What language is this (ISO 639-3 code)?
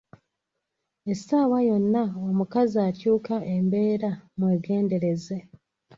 lug